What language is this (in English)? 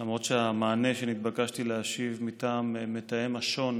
Hebrew